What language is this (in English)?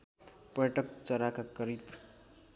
Nepali